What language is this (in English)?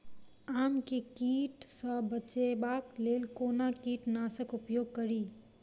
Maithili